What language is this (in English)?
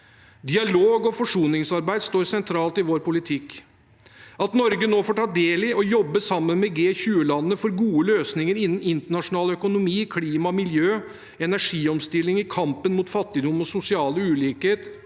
Norwegian